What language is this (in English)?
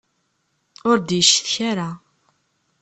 Kabyle